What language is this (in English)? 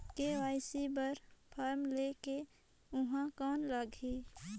Chhattisgarhi